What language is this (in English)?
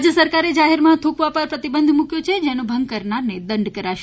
Gujarati